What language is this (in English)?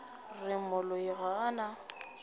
Northern Sotho